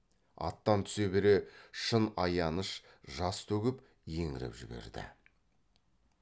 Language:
Kazakh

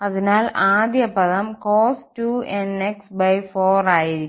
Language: Malayalam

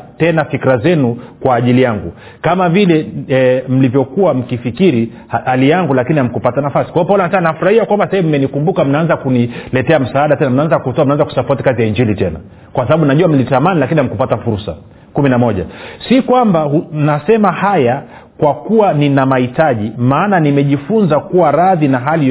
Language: Swahili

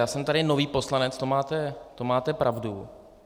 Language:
Czech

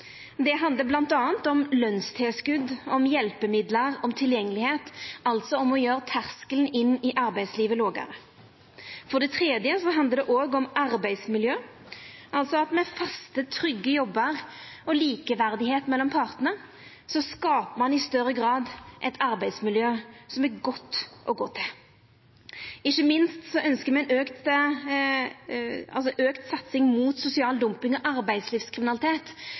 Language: Norwegian Nynorsk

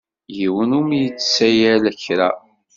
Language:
Kabyle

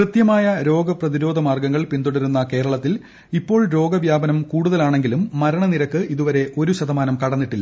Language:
Malayalam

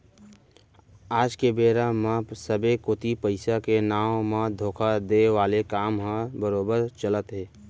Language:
Chhattisgarhi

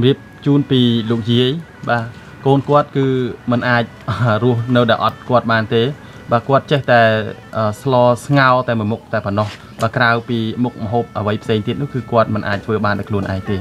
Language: Thai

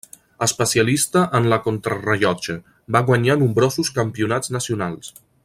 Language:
Catalan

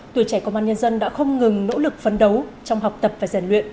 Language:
Vietnamese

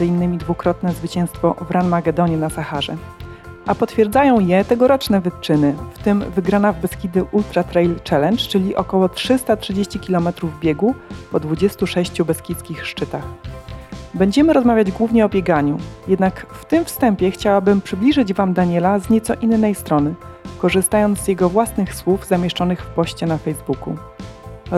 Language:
Polish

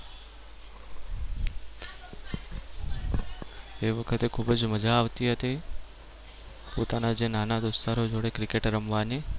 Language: Gujarati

